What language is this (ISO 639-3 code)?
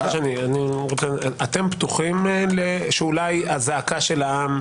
heb